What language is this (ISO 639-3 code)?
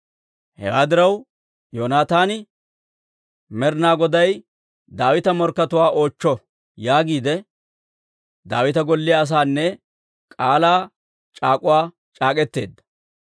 dwr